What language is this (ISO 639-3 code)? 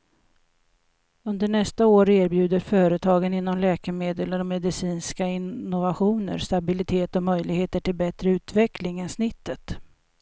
swe